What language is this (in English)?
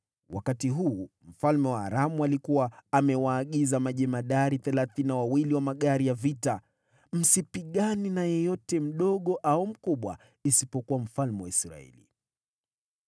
Swahili